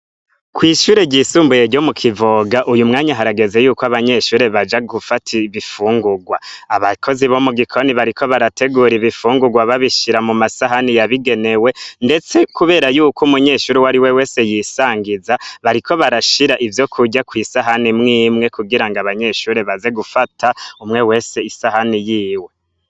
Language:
Rundi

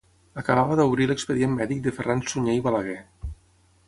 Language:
Catalan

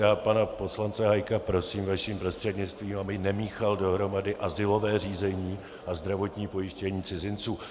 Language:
Czech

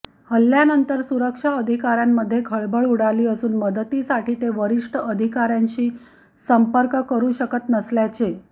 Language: Marathi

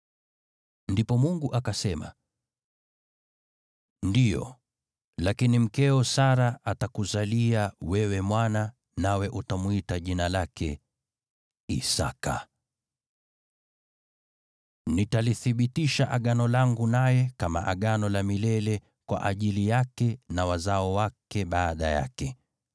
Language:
Swahili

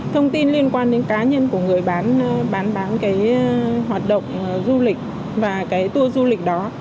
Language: Vietnamese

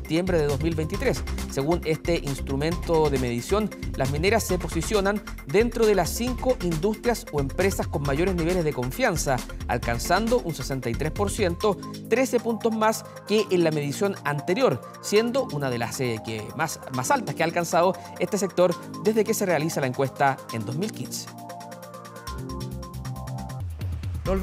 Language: Spanish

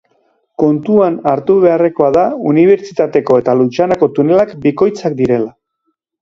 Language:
Basque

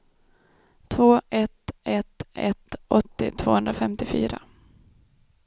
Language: Swedish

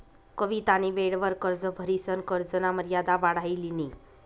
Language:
Marathi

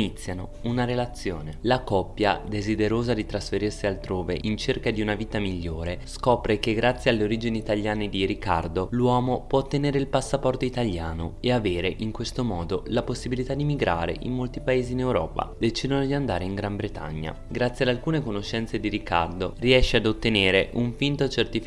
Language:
Italian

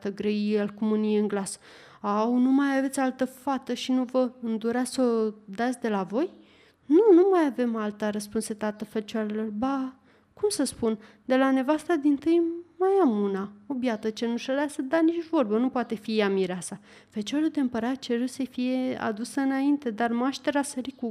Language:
Romanian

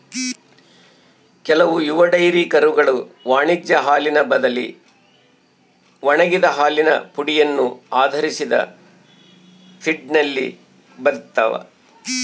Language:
Kannada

